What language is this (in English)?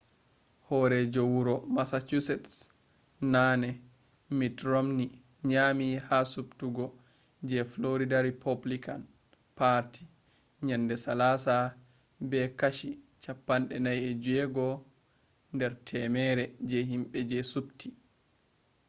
Fula